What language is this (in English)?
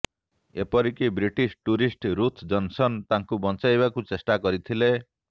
Odia